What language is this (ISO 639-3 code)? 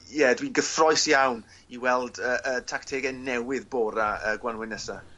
cym